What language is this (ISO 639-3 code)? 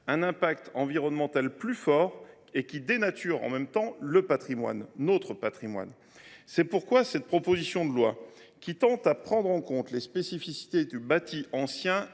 fra